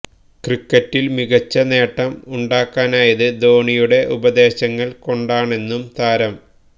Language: Malayalam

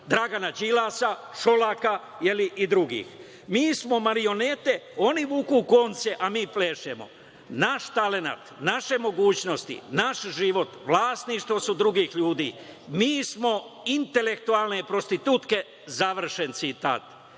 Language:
Serbian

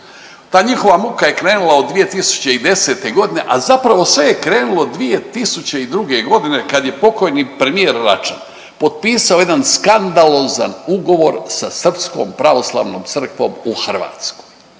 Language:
Croatian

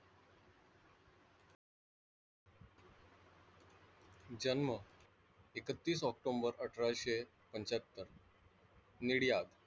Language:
Marathi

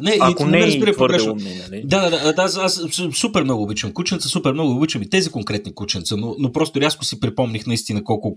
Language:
Bulgarian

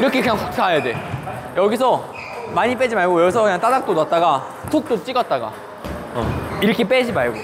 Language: Korean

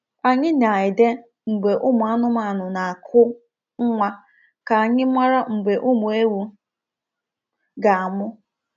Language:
Igbo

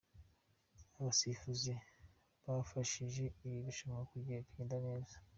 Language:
Kinyarwanda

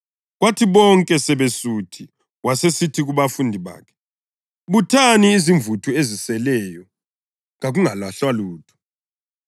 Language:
North Ndebele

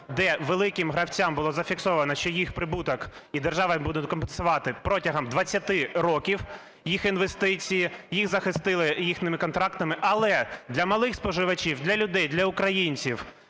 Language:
Ukrainian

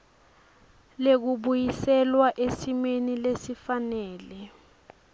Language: Swati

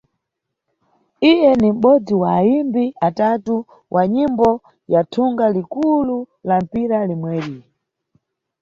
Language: Nyungwe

